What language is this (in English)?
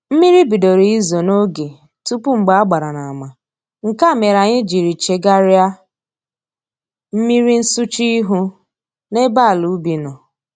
Igbo